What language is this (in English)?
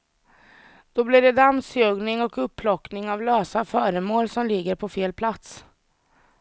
Swedish